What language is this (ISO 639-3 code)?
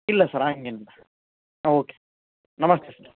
kan